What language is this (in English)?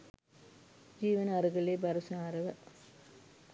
Sinhala